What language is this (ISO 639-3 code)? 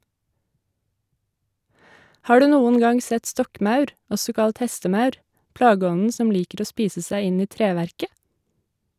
nor